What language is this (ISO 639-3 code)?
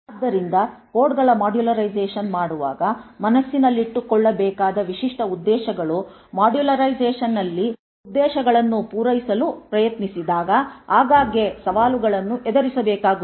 kan